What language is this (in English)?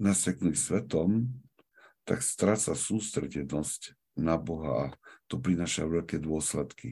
Slovak